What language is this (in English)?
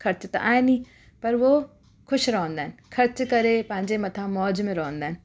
Sindhi